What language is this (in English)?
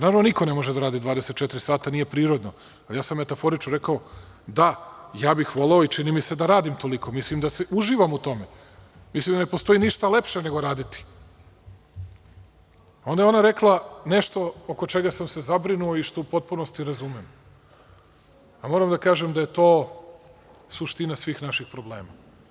Serbian